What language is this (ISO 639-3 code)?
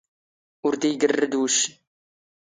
zgh